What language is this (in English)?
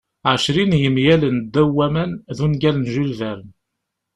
Kabyle